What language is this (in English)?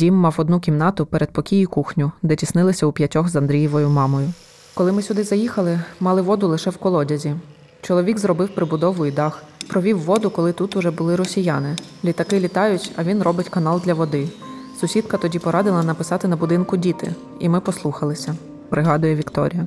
Ukrainian